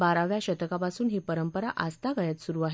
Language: Marathi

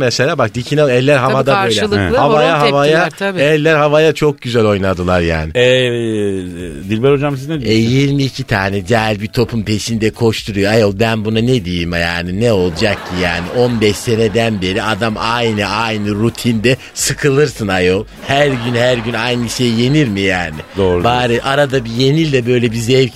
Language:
Turkish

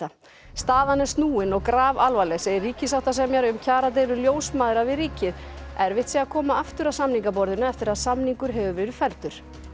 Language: Icelandic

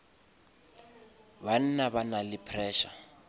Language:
Northern Sotho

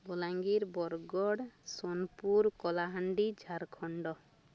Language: Odia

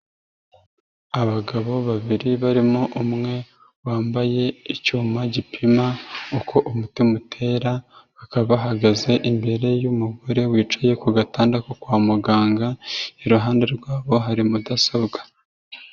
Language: Kinyarwanda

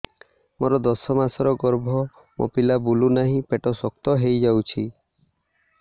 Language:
Odia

